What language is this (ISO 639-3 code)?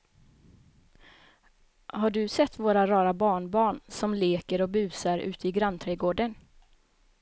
swe